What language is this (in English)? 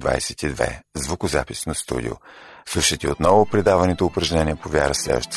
Bulgarian